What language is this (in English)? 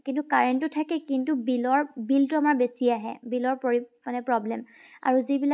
Assamese